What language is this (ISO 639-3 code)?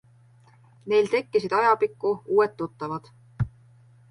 est